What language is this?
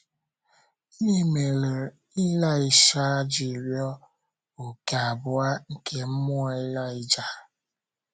Igbo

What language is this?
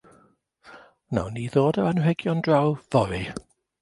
Welsh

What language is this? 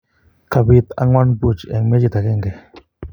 Kalenjin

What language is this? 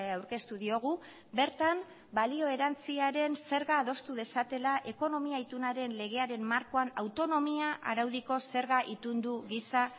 Basque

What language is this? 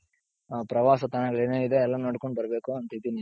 Kannada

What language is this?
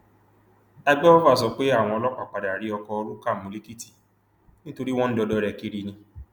Yoruba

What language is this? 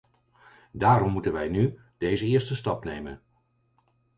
Dutch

